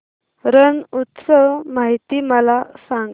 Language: Marathi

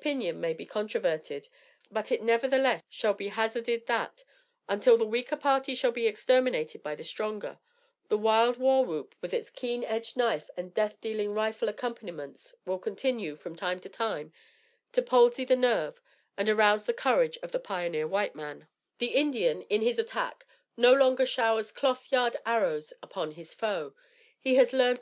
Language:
English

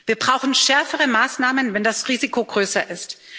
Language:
German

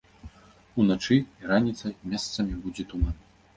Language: Belarusian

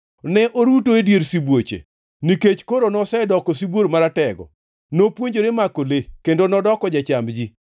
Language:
Luo (Kenya and Tanzania)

